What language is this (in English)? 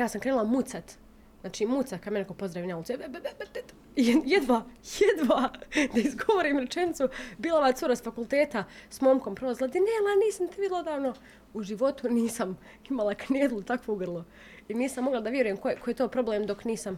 Croatian